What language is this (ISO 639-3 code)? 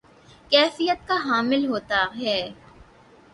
urd